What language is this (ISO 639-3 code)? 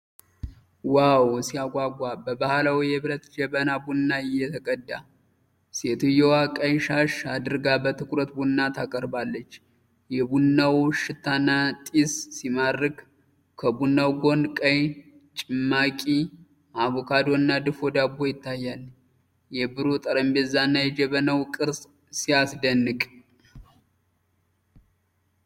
amh